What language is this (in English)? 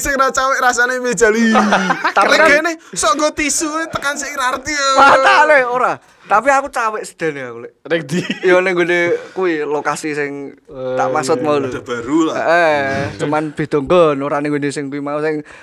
Indonesian